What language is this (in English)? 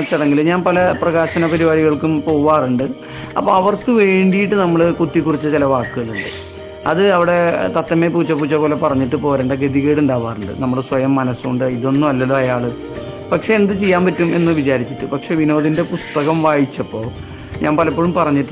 Malayalam